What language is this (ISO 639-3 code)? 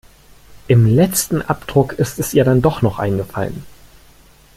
deu